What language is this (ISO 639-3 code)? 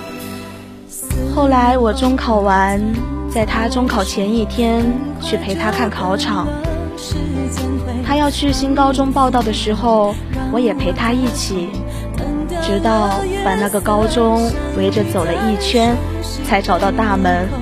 zho